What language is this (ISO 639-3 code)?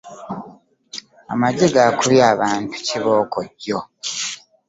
lug